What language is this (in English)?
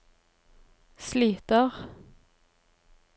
Norwegian